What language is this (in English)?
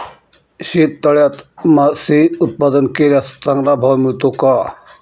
Marathi